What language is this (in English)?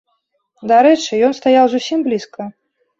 Belarusian